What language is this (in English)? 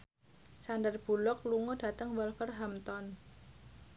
Javanese